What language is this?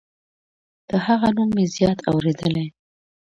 Pashto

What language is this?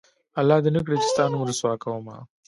Pashto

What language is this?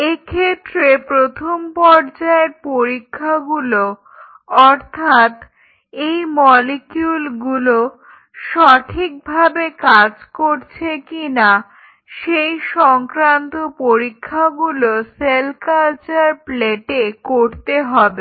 Bangla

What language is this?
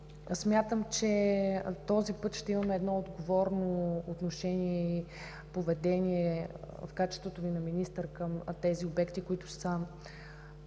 Bulgarian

